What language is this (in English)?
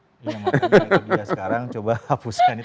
Indonesian